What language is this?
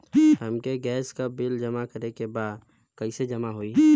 Bhojpuri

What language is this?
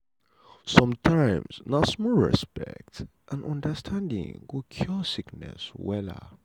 Nigerian Pidgin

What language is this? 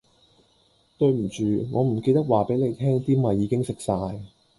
Cantonese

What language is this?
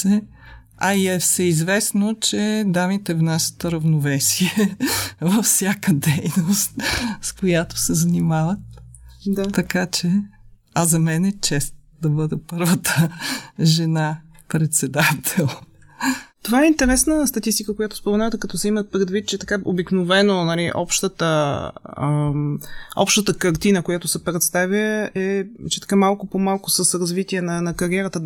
Bulgarian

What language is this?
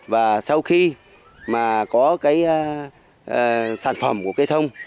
Vietnamese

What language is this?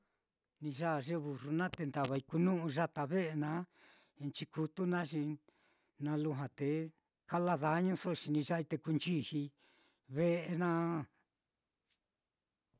Mitlatongo Mixtec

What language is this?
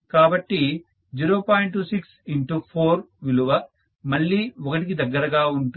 Telugu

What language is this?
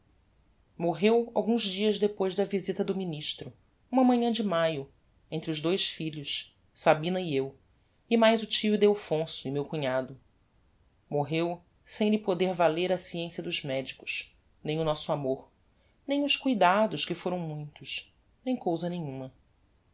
Portuguese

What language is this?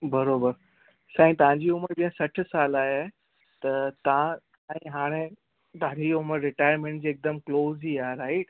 Sindhi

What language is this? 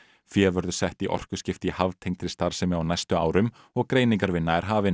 Icelandic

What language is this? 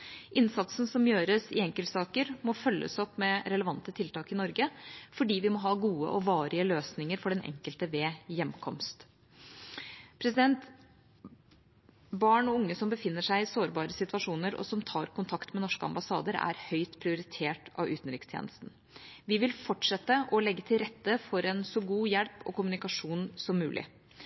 Norwegian Bokmål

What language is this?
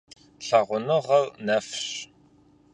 Kabardian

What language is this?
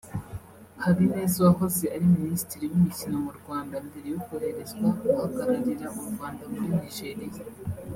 Kinyarwanda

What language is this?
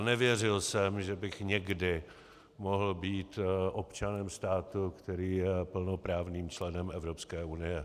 Czech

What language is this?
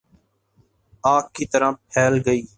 Urdu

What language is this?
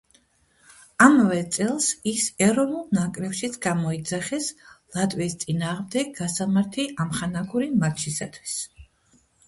Georgian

